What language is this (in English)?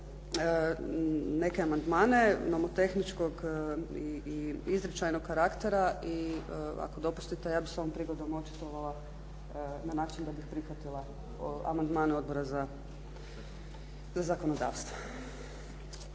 Croatian